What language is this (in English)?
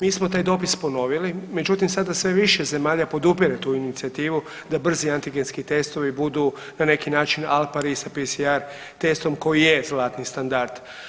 Croatian